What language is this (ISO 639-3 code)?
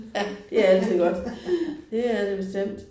dan